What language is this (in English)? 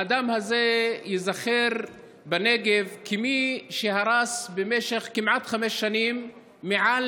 Hebrew